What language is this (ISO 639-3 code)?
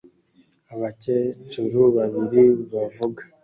kin